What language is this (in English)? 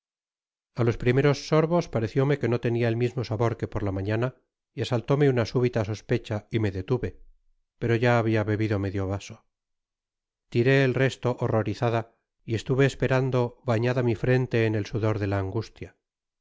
Spanish